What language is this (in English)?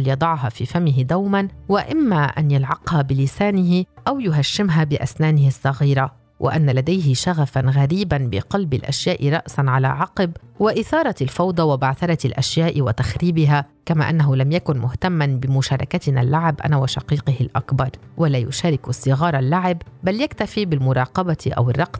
Arabic